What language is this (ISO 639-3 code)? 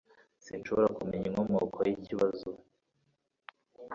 kin